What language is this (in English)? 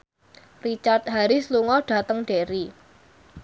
Javanese